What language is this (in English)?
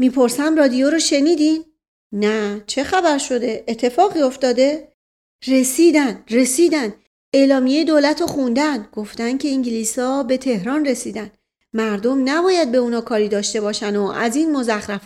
Persian